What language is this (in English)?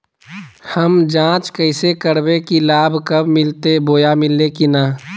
Magahi